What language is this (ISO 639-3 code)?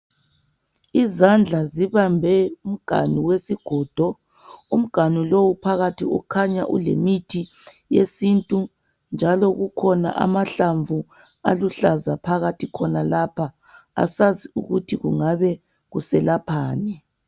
nde